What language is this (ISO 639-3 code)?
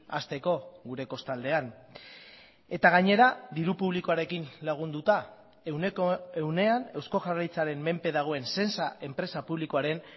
eus